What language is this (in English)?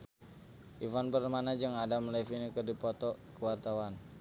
Sundanese